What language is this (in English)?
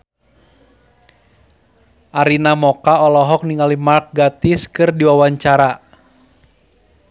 Sundanese